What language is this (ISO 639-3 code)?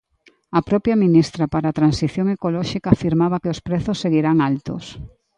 glg